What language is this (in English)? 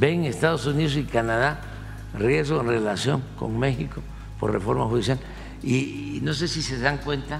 Spanish